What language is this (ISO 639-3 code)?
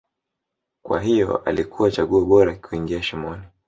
swa